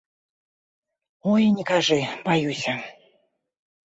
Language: Belarusian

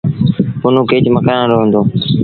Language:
Sindhi Bhil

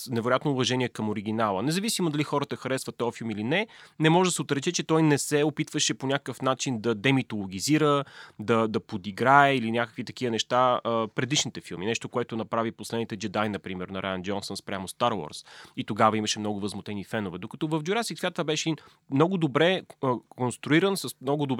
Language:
Bulgarian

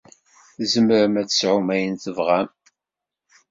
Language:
Kabyle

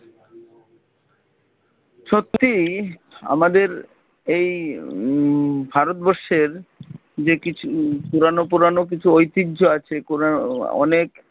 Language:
Bangla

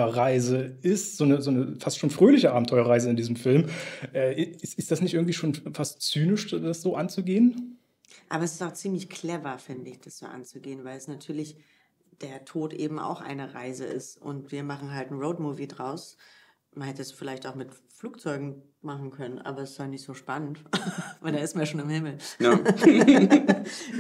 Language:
German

